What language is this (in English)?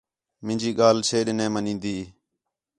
Khetrani